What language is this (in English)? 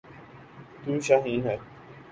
Urdu